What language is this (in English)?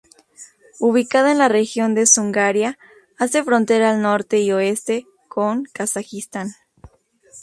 Spanish